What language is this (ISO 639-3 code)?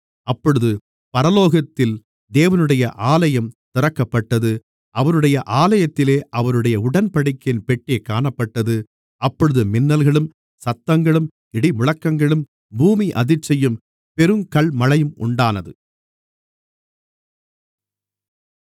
tam